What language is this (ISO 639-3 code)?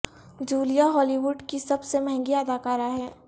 urd